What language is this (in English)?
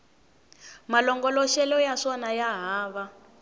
Tsonga